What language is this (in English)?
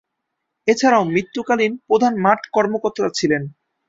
Bangla